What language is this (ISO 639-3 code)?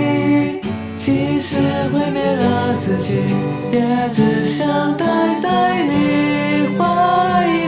zho